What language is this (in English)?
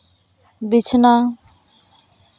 Santali